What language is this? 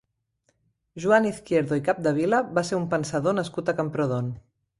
Catalan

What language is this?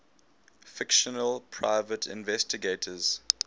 English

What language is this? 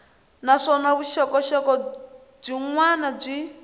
Tsonga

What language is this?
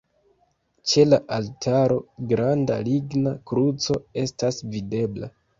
Esperanto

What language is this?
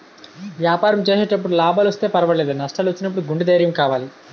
Telugu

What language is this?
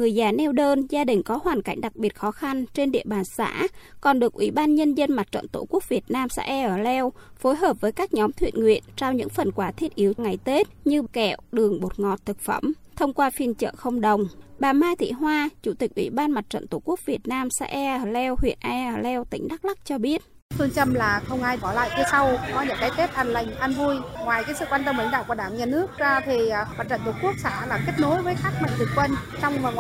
Vietnamese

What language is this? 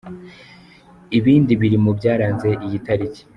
Kinyarwanda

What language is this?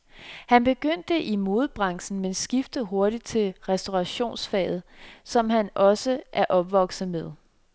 Danish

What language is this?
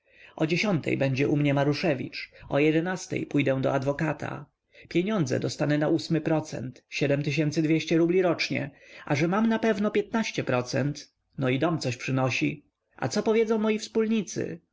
Polish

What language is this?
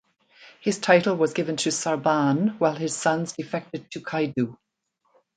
English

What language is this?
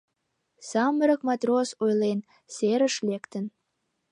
Mari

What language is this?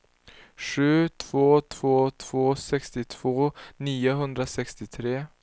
Swedish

